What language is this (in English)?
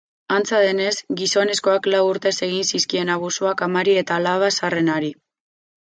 Basque